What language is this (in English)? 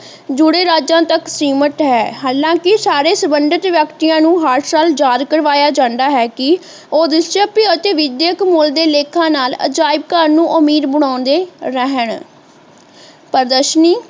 Punjabi